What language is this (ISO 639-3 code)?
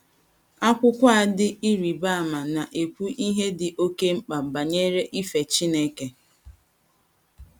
ibo